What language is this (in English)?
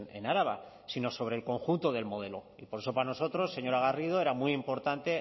Spanish